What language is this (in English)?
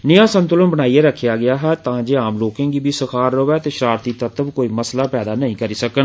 Dogri